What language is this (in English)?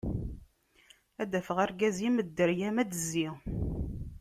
Kabyle